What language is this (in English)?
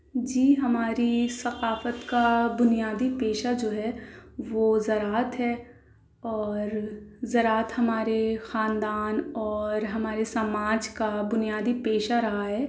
Urdu